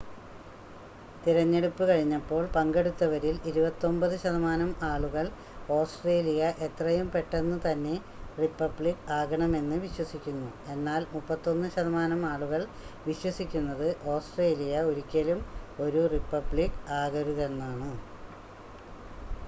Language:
Malayalam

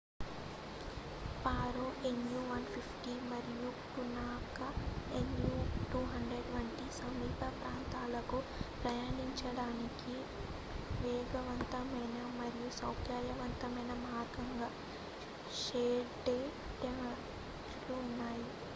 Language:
Telugu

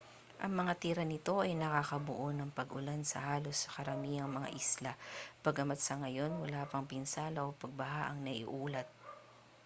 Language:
Filipino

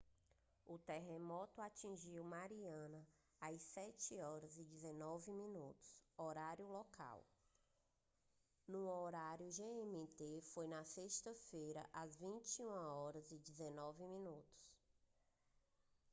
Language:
Portuguese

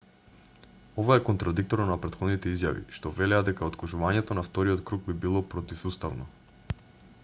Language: Macedonian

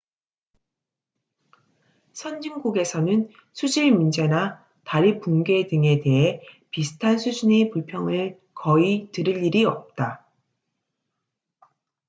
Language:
Korean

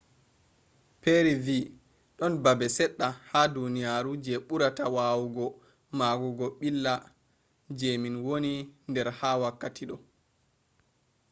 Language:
Fula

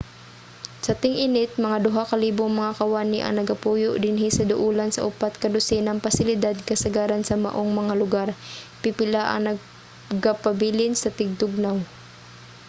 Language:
Cebuano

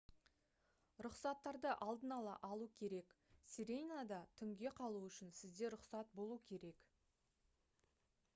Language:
Kazakh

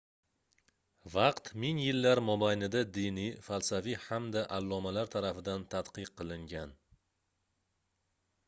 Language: Uzbek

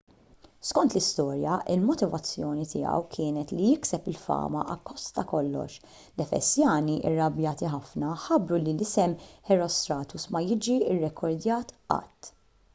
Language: Maltese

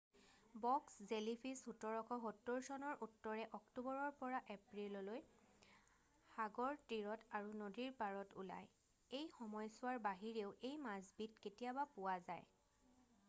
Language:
Assamese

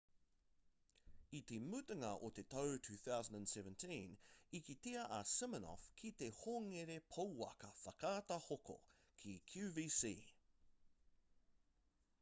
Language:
Māori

